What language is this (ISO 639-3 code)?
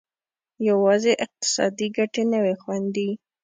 pus